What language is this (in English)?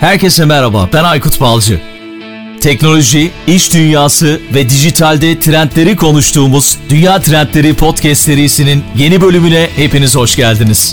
Turkish